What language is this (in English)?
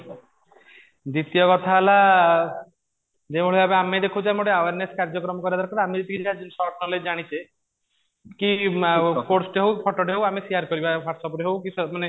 Odia